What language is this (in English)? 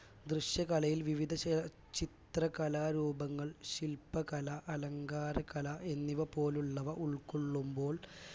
Malayalam